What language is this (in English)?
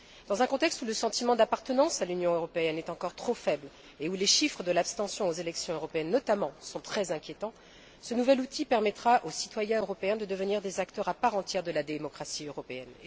French